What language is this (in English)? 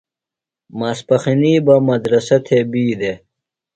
Phalura